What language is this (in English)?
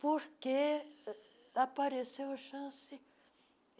Portuguese